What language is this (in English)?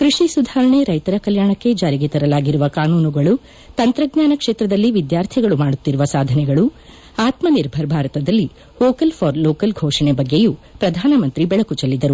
Kannada